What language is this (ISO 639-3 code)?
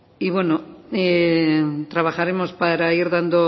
spa